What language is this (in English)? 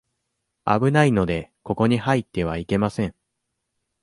Japanese